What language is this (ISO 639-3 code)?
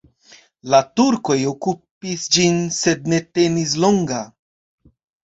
epo